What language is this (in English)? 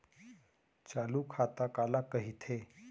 Chhattisgarhi